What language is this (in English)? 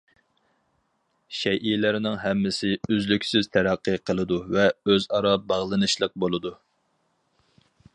Uyghur